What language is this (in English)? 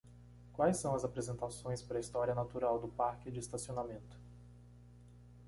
Portuguese